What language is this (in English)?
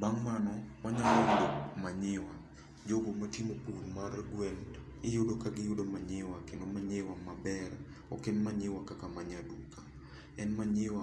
Luo (Kenya and Tanzania)